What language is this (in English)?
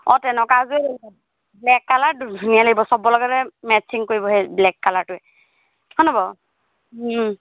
Assamese